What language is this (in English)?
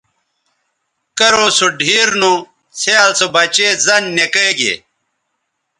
Bateri